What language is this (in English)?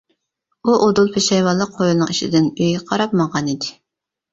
Uyghur